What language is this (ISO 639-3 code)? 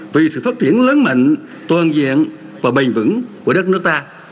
vie